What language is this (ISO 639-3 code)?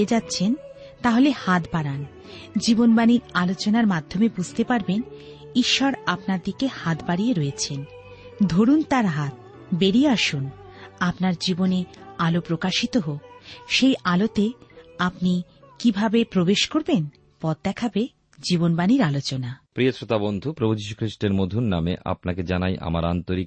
ben